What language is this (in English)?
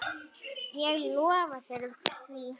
Icelandic